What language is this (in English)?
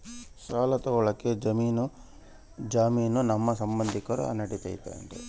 Kannada